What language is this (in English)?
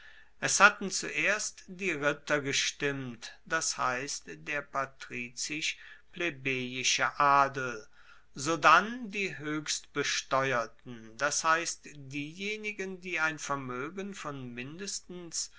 German